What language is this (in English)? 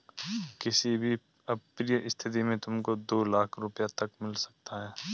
Hindi